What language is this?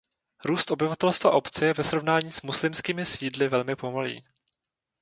Czech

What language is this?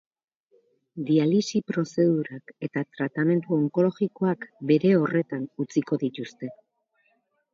Basque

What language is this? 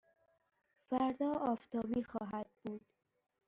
Persian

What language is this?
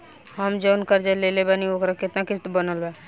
Bhojpuri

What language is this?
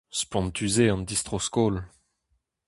Breton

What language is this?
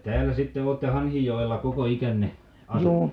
Finnish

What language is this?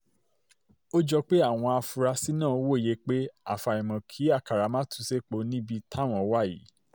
Yoruba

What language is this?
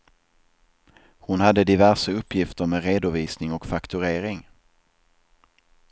Swedish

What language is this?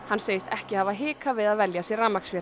Icelandic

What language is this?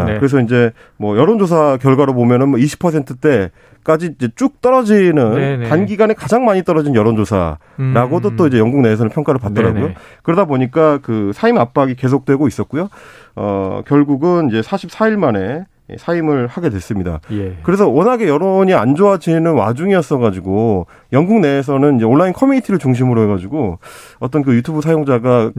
Korean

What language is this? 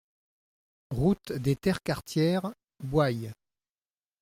French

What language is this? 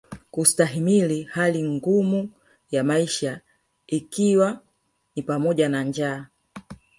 Swahili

